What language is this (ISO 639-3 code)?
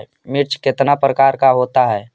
mag